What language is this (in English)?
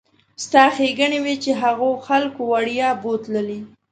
Pashto